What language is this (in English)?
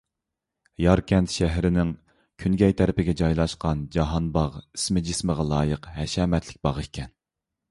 Uyghur